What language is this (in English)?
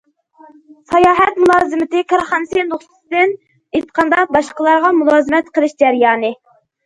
Uyghur